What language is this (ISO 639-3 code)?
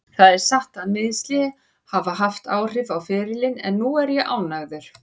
isl